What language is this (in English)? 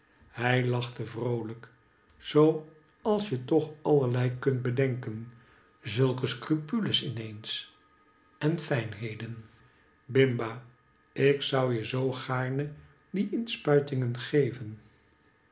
Dutch